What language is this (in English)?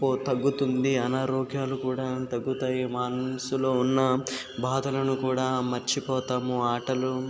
Telugu